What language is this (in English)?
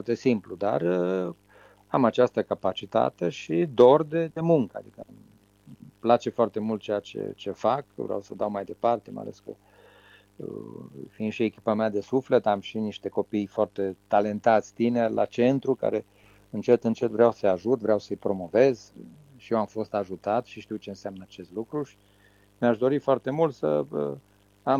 Romanian